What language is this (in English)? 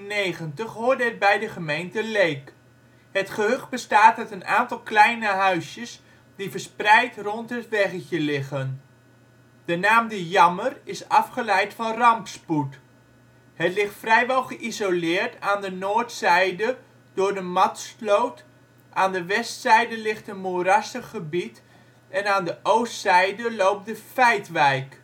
Dutch